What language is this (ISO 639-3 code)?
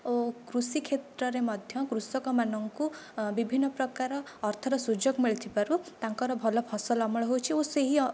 ori